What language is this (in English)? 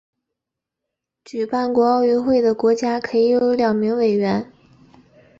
Chinese